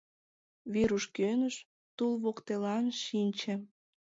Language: Mari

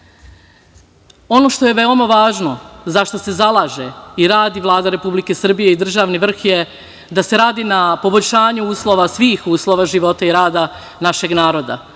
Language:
Serbian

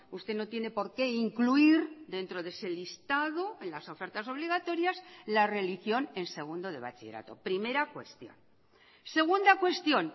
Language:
Spanish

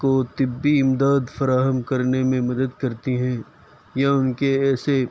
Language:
Urdu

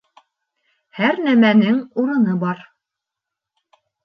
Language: Bashkir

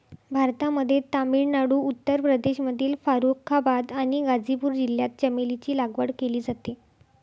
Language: Marathi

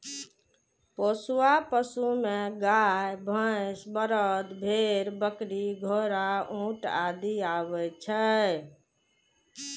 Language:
Maithili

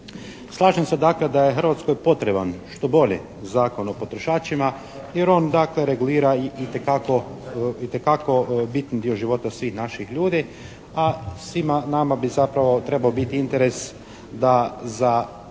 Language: Croatian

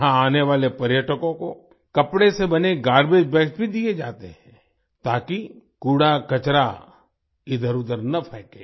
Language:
Hindi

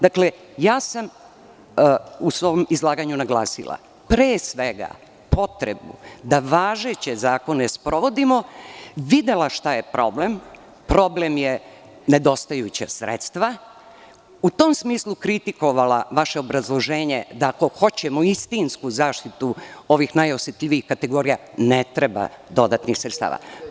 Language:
Serbian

